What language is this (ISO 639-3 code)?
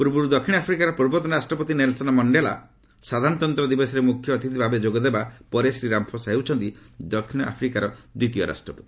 ori